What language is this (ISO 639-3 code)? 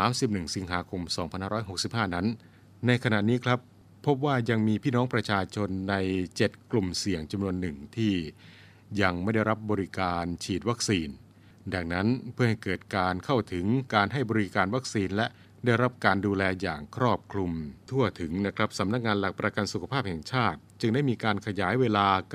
tha